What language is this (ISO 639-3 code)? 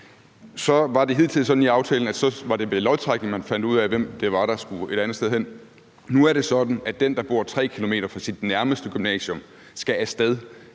dan